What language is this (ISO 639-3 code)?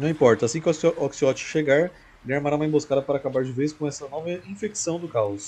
por